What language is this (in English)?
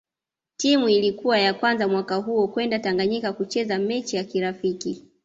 Swahili